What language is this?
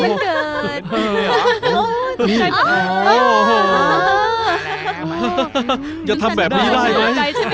Thai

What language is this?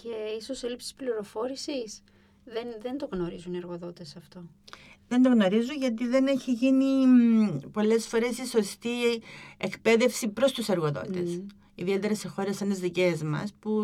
Greek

